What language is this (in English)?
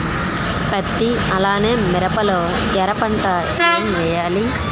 Telugu